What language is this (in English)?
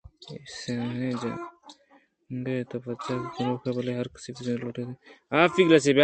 Eastern Balochi